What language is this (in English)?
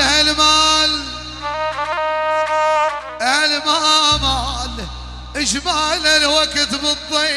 Arabic